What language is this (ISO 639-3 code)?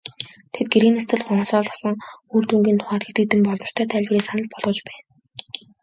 mon